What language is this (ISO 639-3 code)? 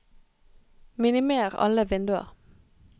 nor